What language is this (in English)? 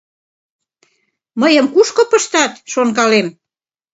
Mari